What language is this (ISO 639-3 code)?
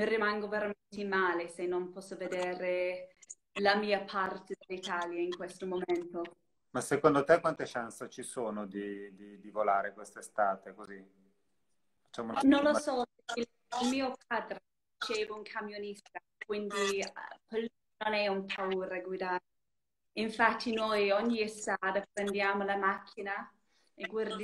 ita